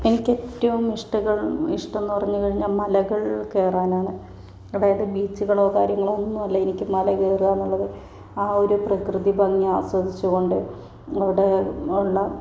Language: Malayalam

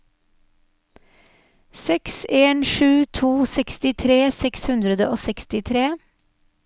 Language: Norwegian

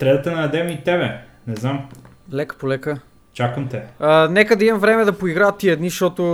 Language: Bulgarian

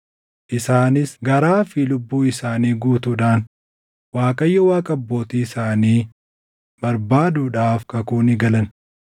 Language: Oromo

